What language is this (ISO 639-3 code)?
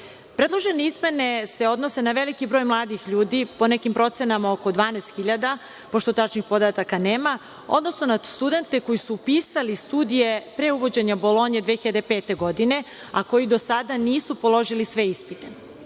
srp